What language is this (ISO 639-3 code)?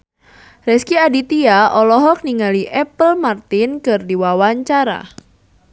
sun